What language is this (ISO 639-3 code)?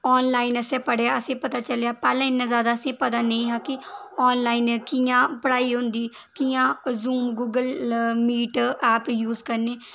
doi